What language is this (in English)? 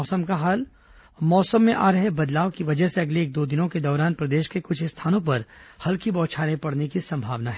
Hindi